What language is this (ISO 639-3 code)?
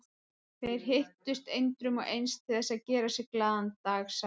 isl